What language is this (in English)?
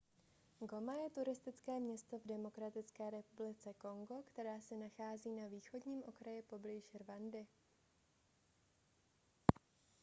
Czech